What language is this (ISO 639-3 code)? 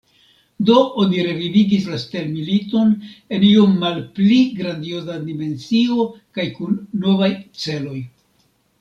epo